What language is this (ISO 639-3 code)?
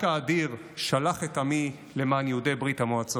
heb